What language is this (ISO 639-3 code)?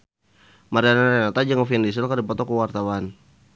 sun